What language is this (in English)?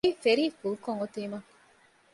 Divehi